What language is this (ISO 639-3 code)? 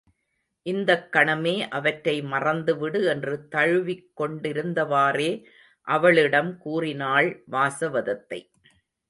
tam